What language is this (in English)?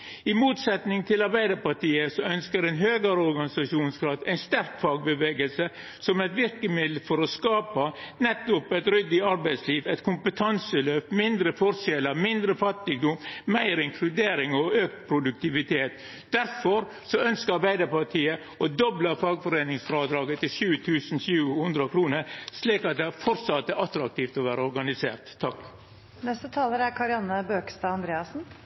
Norwegian Nynorsk